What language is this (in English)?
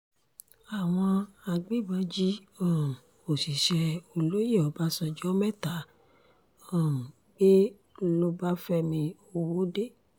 Yoruba